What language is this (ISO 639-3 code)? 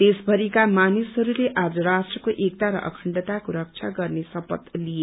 nep